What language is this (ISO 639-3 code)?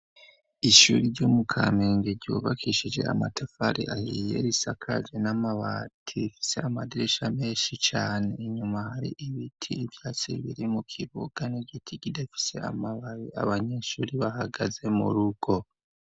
run